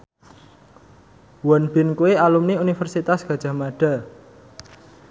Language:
Javanese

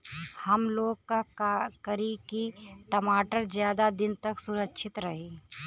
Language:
Bhojpuri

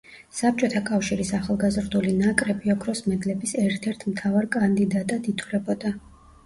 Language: Georgian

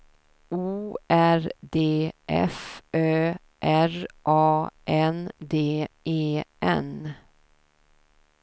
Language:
Swedish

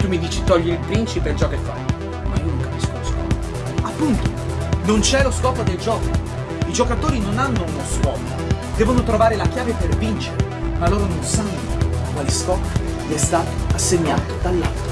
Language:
Italian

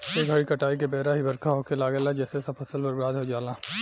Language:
Bhojpuri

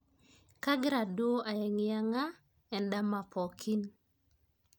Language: Masai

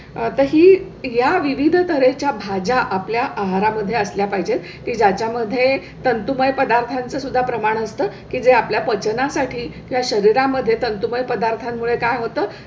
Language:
Marathi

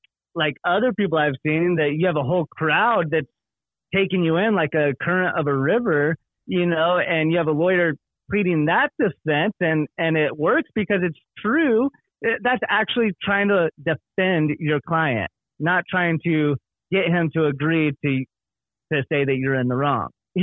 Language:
English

